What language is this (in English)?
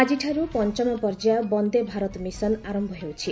Odia